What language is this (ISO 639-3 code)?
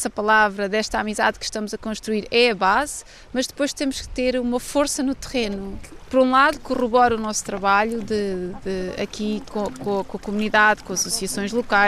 por